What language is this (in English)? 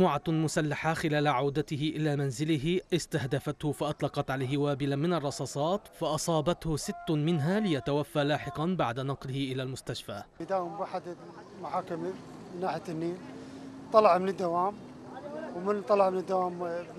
Arabic